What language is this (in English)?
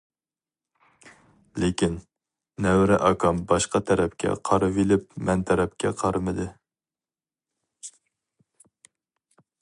Uyghur